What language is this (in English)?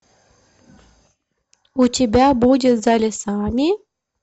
Russian